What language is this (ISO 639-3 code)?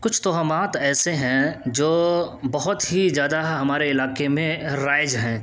urd